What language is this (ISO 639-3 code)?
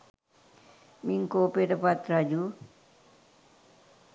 sin